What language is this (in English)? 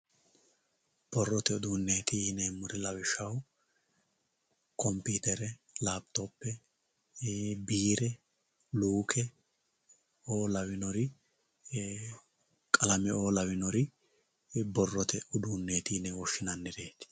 Sidamo